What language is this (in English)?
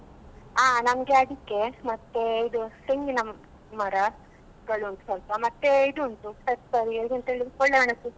Kannada